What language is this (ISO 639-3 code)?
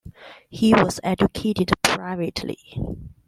eng